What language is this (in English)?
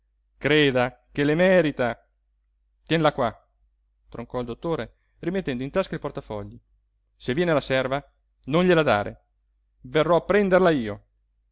Italian